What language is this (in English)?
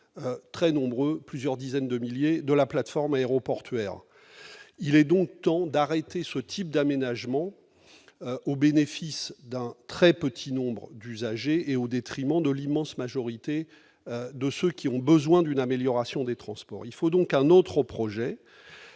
French